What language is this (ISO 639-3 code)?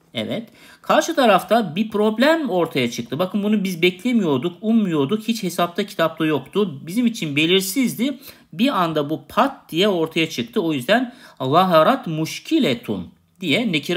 tur